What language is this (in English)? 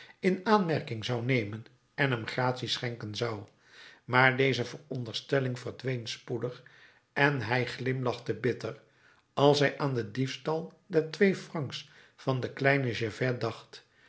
Dutch